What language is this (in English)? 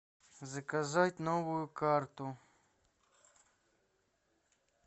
Russian